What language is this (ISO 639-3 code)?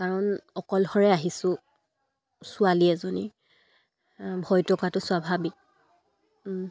asm